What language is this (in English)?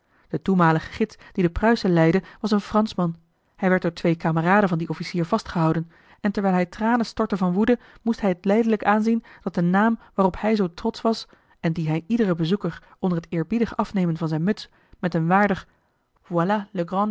Dutch